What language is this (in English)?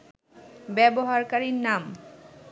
Bangla